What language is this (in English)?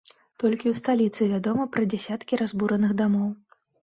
Belarusian